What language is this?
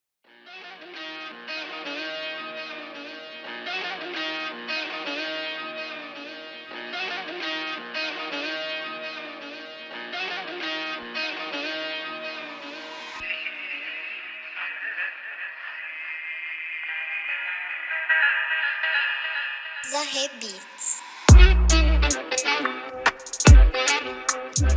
Turkish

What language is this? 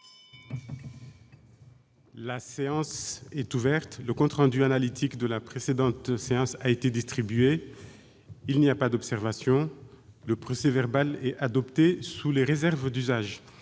French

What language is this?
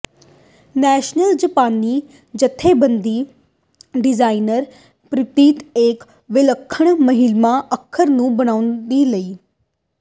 Punjabi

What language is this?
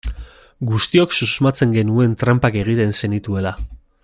Basque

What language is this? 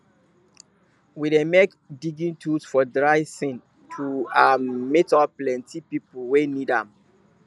Nigerian Pidgin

